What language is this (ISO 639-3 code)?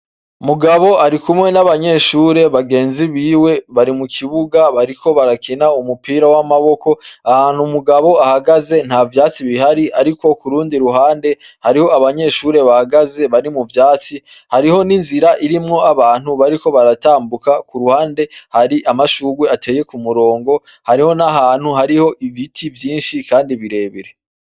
run